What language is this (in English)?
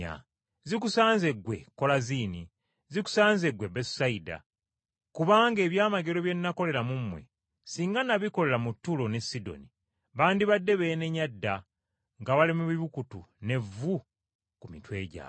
Ganda